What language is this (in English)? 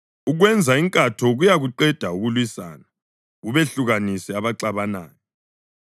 North Ndebele